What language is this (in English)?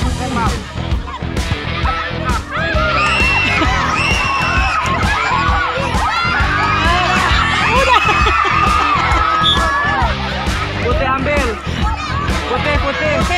Indonesian